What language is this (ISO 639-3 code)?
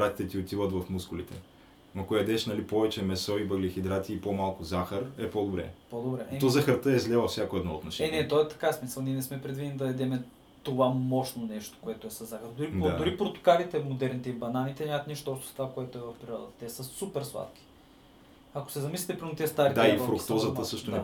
bul